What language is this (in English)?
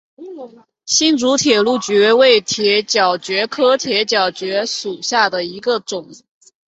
Chinese